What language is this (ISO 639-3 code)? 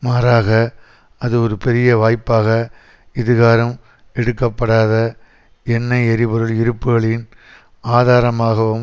tam